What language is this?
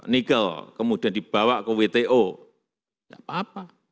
Indonesian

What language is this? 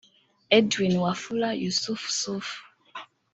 Kinyarwanda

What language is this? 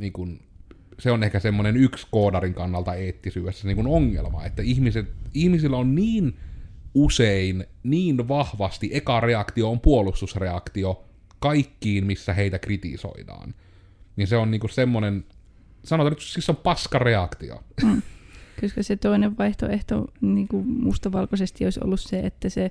Finnish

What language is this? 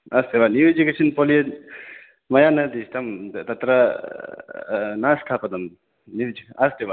Sanskrit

